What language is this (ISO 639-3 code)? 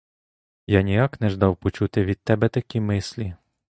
ukr